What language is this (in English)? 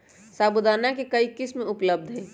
Magahi